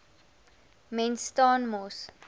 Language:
Afrikaans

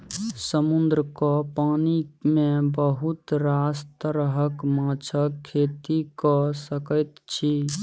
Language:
Maithili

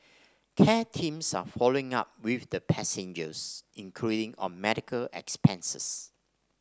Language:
English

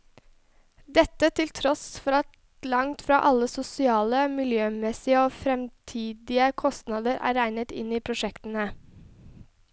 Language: Norwegian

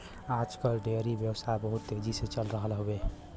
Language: Bhojpuri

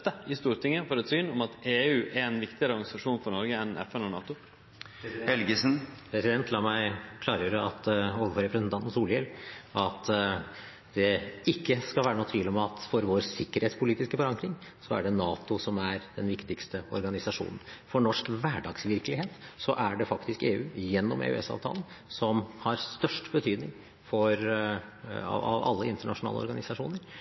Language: Norwegian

